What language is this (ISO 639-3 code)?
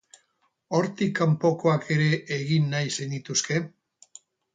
eus